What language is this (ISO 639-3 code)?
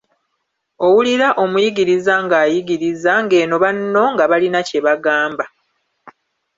lug